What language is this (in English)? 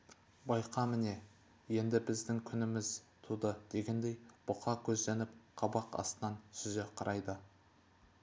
Kazakh